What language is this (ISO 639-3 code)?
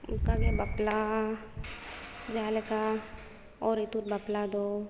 sat